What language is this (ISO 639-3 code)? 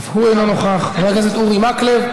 heb